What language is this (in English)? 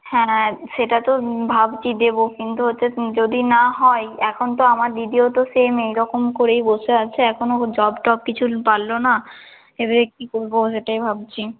Bangla